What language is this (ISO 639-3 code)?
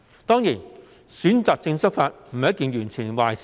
yue